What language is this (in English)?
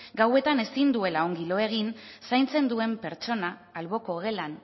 Basque